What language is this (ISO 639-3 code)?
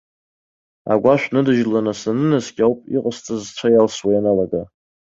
abk